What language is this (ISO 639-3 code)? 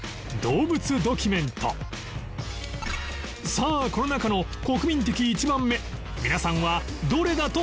jpn